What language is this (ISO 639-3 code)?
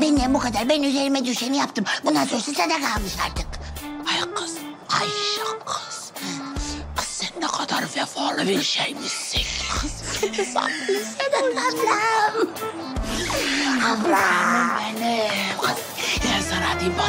tur